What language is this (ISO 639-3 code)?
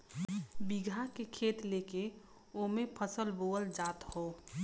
bho